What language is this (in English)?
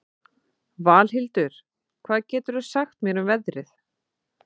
Icelandic